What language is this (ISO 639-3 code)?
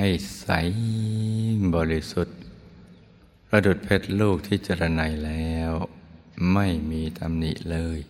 tha